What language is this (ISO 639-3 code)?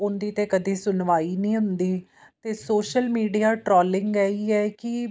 pan